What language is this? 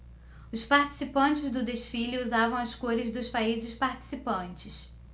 Portuguese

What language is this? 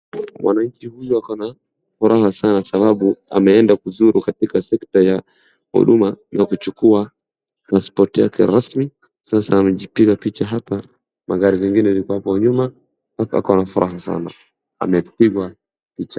Swahili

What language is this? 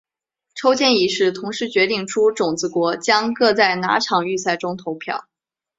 Chinese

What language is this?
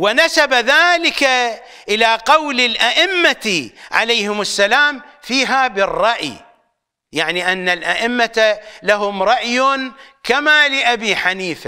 Arabic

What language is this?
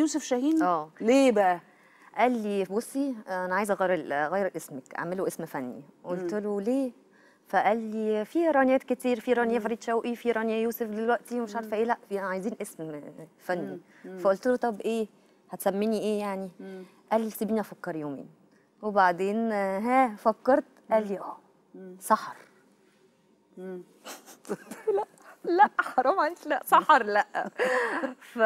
Arabic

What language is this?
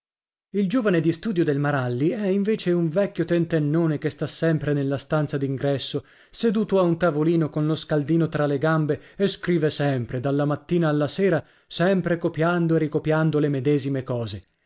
Italian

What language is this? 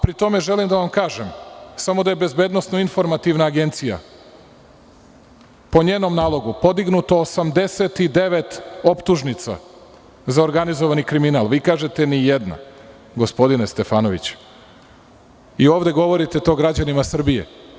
Serbian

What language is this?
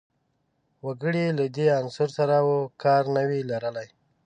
Pashto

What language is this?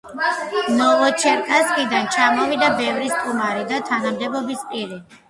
Georgian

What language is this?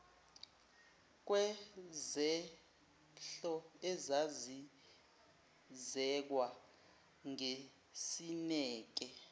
Zulu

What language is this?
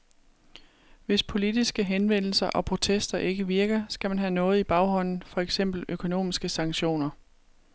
Danish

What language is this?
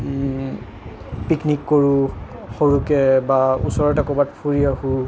Assamese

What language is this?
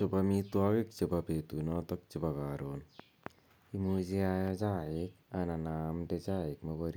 Kalenjin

